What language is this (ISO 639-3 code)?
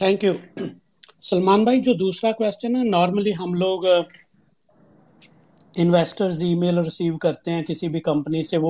urd